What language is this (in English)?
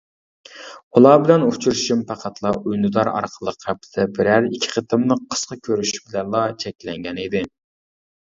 Uyghur